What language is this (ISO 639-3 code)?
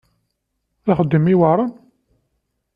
kab